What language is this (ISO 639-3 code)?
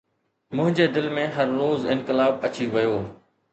snd